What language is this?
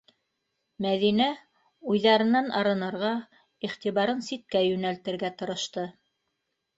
Bashkir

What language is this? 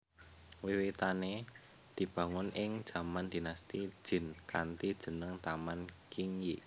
Javanese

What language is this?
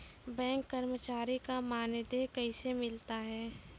Maithili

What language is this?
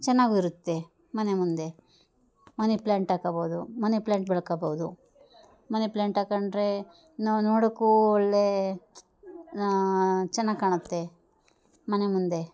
Kannada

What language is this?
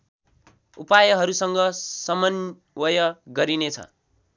Nepali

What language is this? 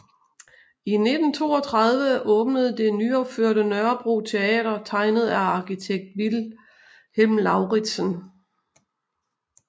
Danish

